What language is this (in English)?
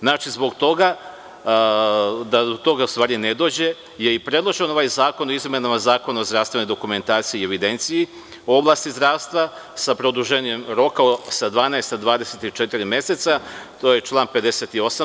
Serbian